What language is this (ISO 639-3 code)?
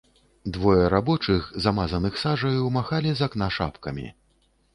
bel